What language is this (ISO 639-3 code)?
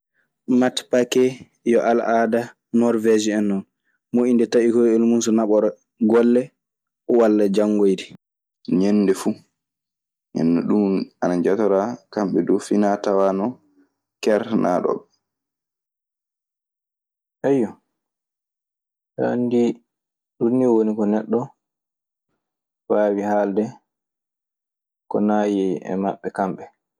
ffm